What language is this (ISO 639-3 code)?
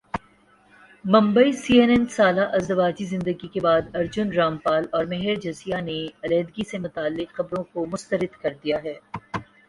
urd